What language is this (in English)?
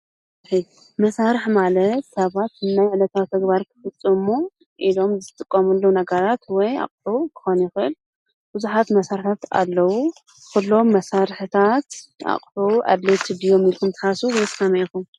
Tigrinya